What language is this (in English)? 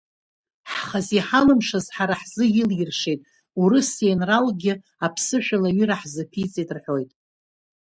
Abkhazian